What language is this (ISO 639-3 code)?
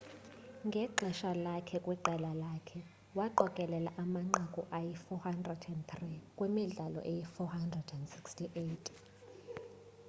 xho